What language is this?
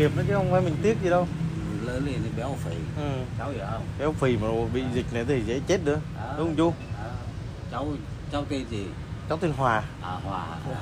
Vietnamese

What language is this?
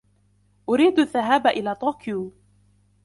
Arabic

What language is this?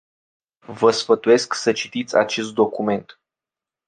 Romanian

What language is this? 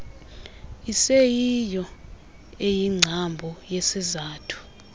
Xhosa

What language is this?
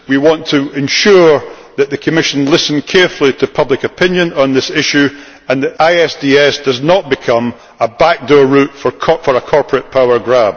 English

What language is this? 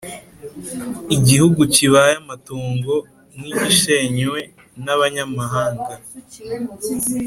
Kinyarwanda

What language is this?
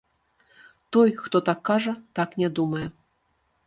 Belarusian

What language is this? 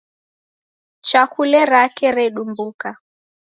Taita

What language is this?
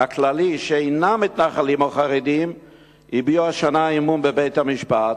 Hebrew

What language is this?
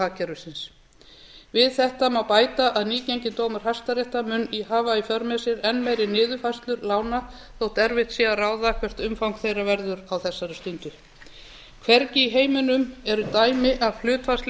Icelandic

